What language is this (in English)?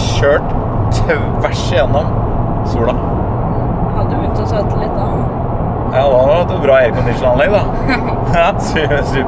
Norwegian